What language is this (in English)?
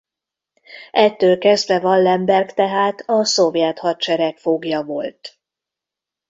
Hungarian